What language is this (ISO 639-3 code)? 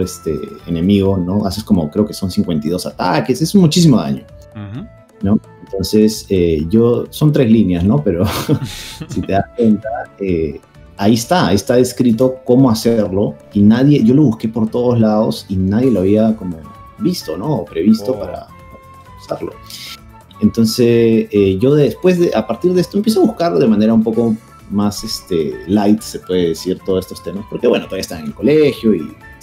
spa